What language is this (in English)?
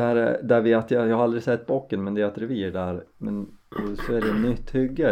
Swedish